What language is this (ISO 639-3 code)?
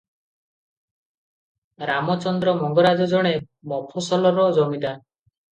ori